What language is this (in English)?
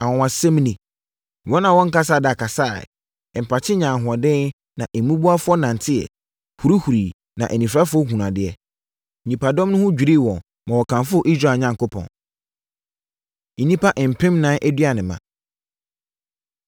Akan